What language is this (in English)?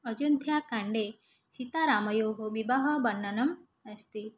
Sanskrit